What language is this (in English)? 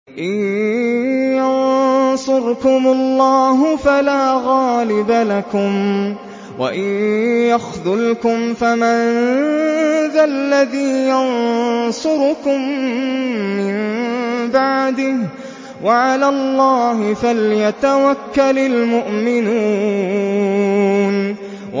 Arabic